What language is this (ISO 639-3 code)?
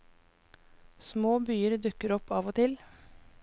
nor